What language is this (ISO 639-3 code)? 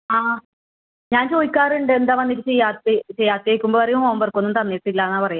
mal